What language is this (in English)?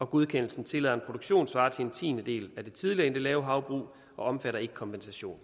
Danish